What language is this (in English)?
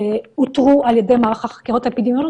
Hebrew